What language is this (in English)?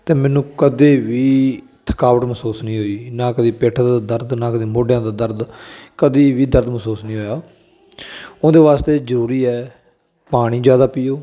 Punjabi